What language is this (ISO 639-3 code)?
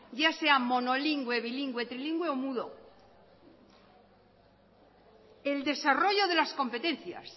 spa